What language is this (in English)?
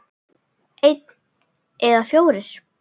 Icelandic